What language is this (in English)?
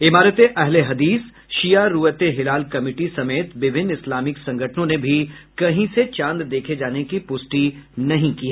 Hindi